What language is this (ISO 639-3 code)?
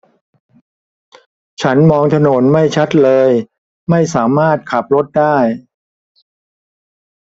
tha